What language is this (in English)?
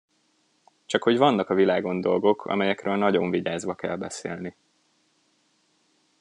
Hungarian